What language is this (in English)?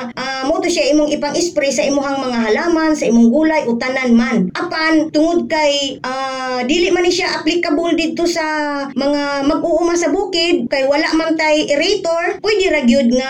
Filipino